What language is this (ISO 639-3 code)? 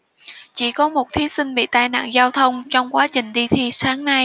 vie